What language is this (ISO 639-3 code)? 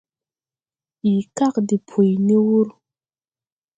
tui